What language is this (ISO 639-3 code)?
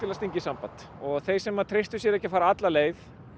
isl